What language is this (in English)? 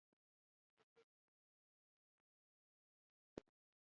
Pashto